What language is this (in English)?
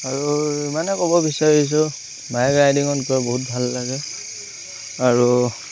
Assamese